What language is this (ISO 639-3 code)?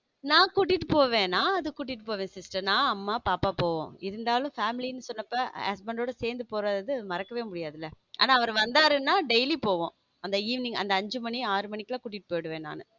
tam